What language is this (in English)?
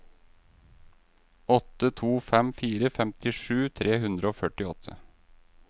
Norwegian